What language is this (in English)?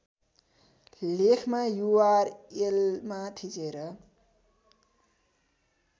Nepali